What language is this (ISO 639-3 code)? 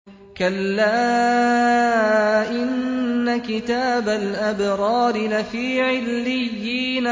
ara